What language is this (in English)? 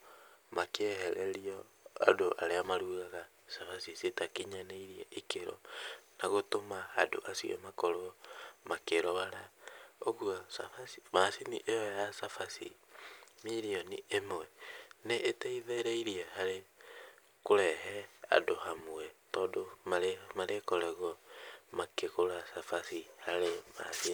Kikuyu